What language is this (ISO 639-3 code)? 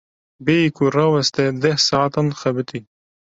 kur